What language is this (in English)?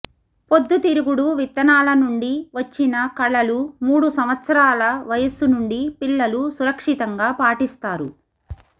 Telugu